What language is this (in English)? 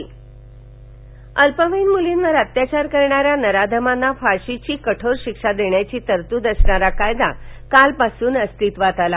Marathi